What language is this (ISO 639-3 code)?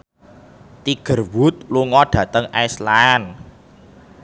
jav